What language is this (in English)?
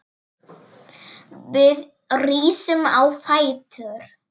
Icelandic